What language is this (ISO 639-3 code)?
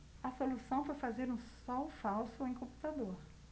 por